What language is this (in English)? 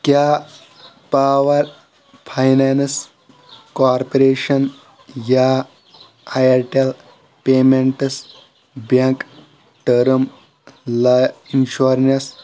Kashmiri